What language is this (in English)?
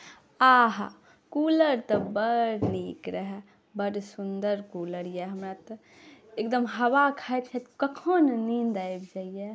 Maithili